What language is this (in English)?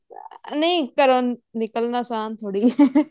Punjabi